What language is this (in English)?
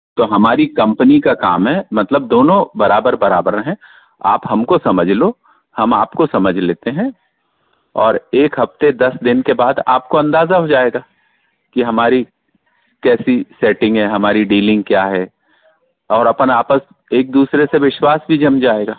Hindi